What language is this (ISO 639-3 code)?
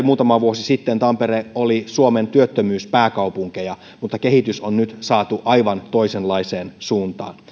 fin